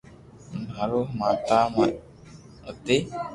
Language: Loarki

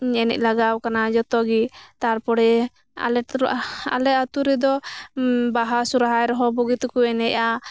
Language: Santali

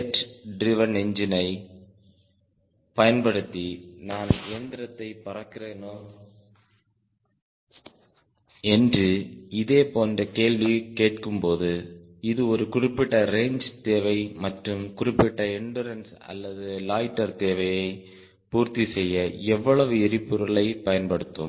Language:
Tamil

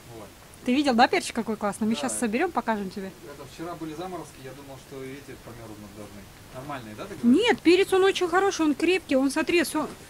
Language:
Russian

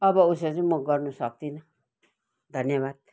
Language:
Nepali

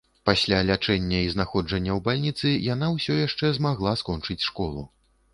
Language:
Belarusian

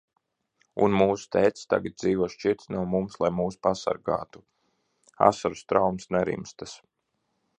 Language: Latvian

